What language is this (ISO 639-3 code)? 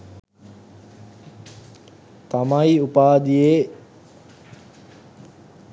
sin